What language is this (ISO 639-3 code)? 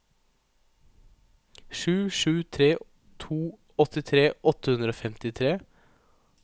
nor